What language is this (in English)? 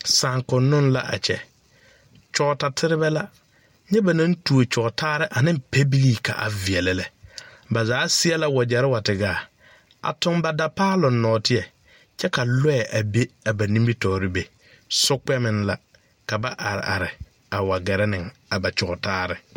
Southern Dagaare